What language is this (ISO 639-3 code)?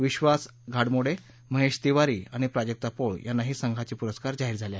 mar